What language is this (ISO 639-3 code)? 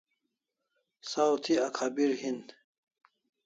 kls